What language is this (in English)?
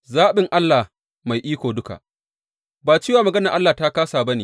Hausa